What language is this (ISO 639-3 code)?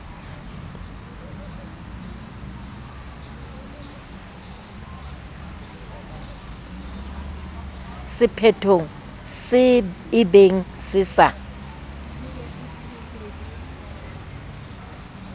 sot